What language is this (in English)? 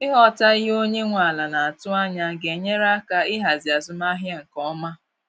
Igbo